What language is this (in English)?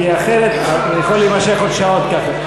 Hebrew